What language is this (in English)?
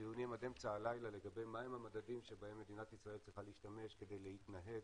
Hebrew